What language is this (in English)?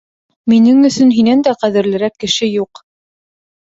Bashkir